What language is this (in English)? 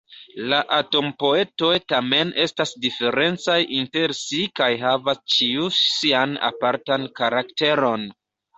Esperanto